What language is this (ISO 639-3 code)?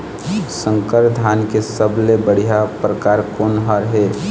hne